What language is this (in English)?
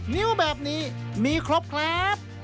Thai